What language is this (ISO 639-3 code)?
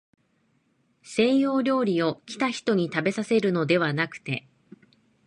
jpn